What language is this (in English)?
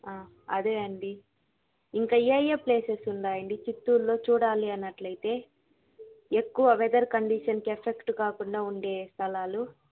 Telugu